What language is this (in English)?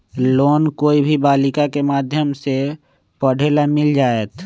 Magahi